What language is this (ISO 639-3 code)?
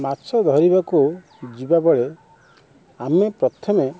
ori